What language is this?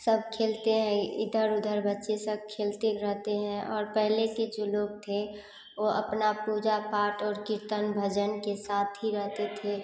Hindi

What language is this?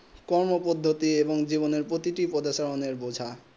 Bangla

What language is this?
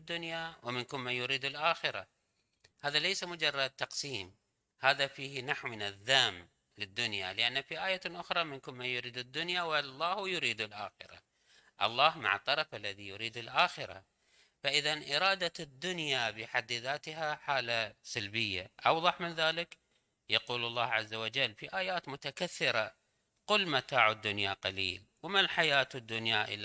Arabic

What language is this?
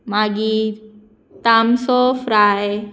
Konkani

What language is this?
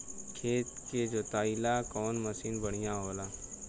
Bhojpuri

